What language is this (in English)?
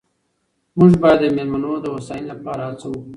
Pashto